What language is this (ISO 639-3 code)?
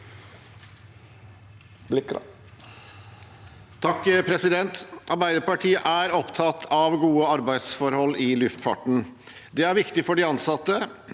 nor